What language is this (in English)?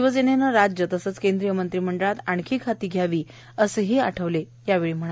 Marathi